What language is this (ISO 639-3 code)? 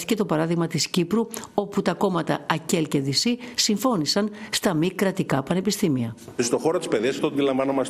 ell